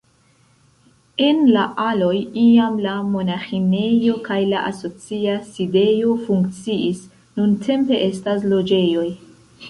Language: Esperanto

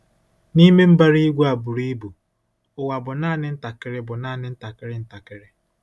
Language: Igbo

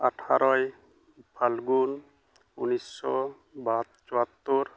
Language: Santali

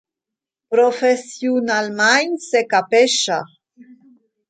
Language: Romansh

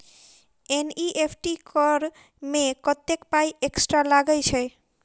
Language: Maithili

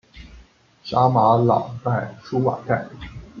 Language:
Chinese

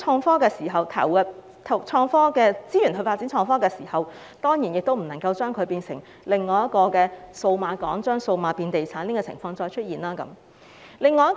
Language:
Cantonese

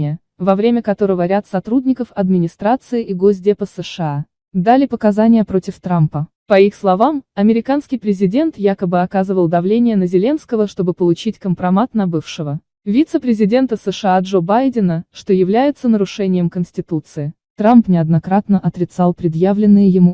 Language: Russian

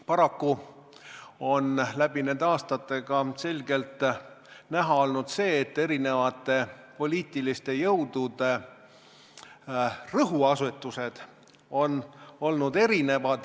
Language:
Estonian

